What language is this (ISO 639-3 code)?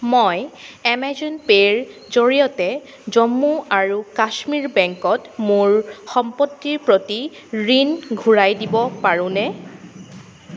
asm